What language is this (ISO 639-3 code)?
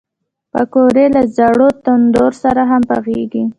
pus